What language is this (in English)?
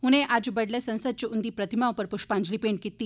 Dogri